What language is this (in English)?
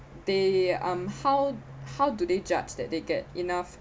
English